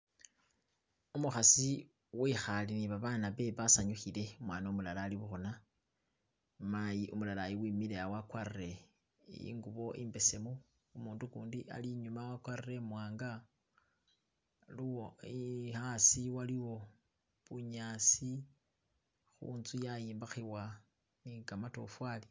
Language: Masaaba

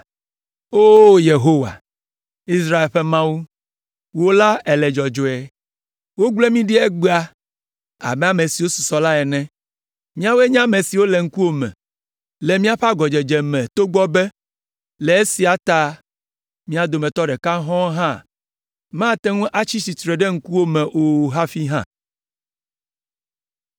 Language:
Ewe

